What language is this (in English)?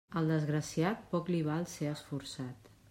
Catalan